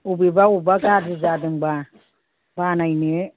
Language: Bodo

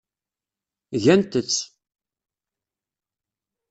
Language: Kabyle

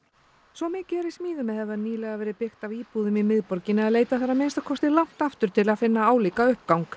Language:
Icelandic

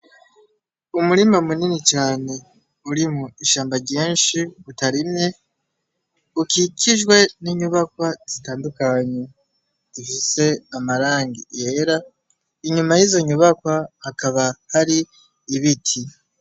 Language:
Rundi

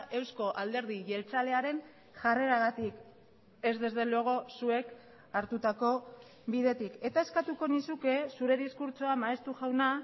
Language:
Basque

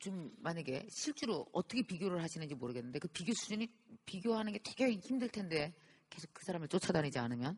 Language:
Korean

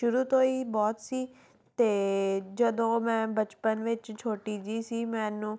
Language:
Punjabi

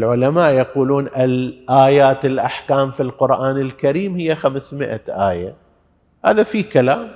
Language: Arabic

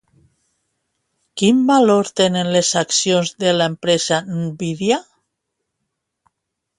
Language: Catalan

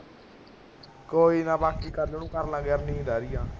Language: Punjabi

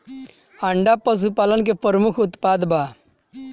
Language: Bhojpuri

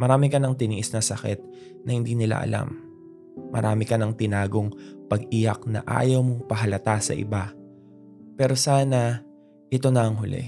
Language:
Filipino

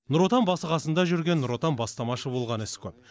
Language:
Kazakh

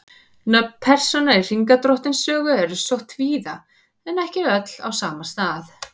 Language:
Icelandic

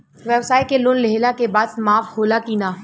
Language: Bhojpuri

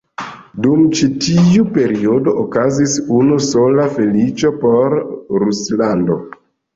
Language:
Esperanto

